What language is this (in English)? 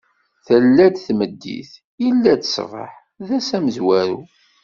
Kabyle